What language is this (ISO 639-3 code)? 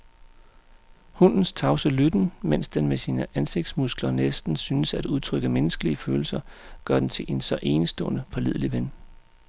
dan